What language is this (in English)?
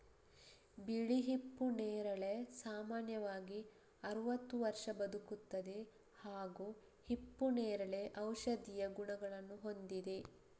Kannada